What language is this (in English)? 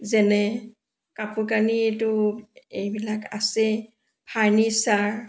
Assamese